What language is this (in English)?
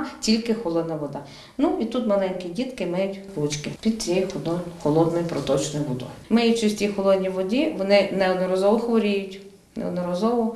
Ukrainian